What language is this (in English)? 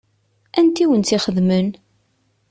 Kabyle